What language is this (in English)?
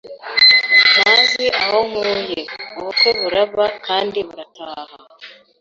Kinyarwanda